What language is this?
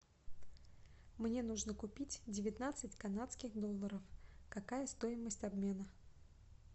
Russian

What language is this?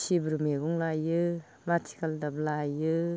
Bodo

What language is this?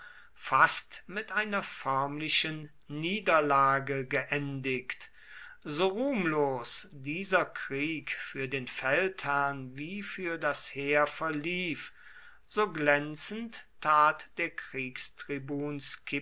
German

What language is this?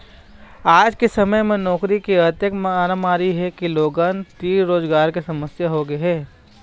Chhattisgarhi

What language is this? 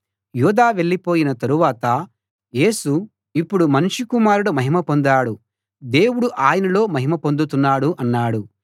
Telugu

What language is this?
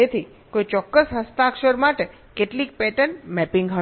Gujarati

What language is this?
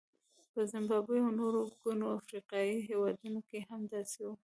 Pashto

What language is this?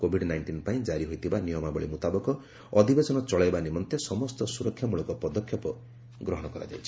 Odia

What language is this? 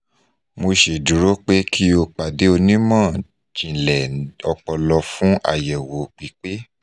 Yoruba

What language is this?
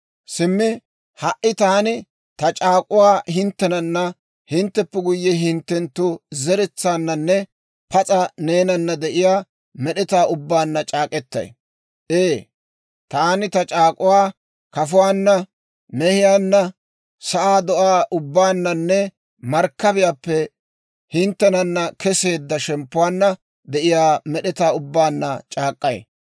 Dawro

